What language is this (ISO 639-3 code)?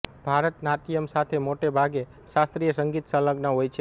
guj